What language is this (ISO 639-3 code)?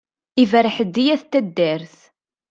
kab